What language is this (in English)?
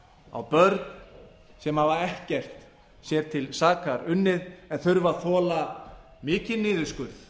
Icelandic